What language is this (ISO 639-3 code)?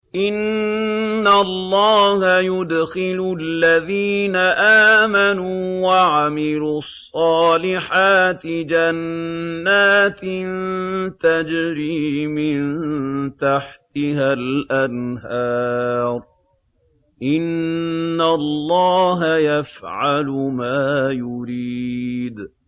ara